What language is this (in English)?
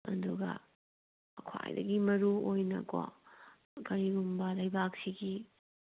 Manipuri